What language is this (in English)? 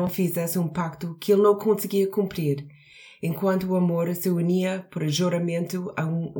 Portuguese